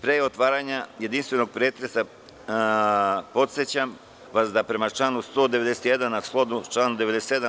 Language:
Serbian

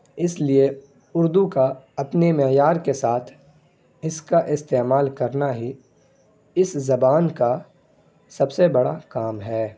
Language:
Urdu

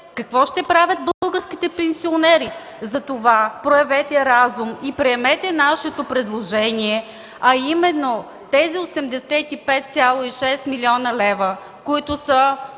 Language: Bulgarian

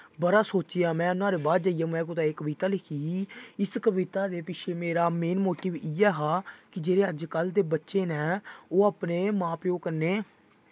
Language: Dogri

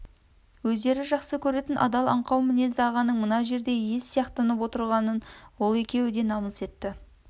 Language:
Kazakh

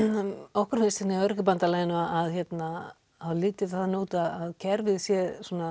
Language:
Icelandic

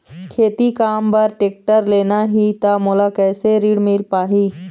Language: Chhattisgarhi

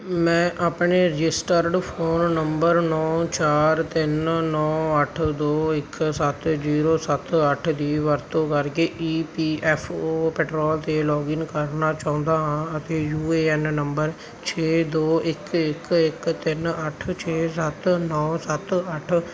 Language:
Punjabi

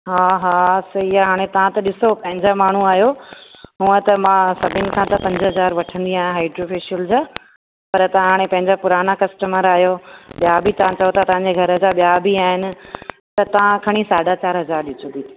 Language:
Sindhi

